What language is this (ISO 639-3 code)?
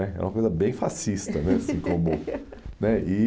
por